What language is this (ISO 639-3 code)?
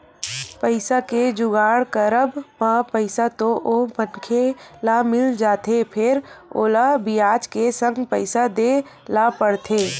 hne